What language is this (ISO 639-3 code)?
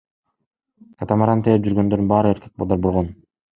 kir